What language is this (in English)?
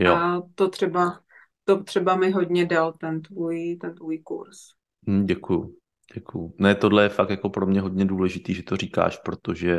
Czech